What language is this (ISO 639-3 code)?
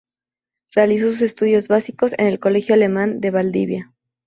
spa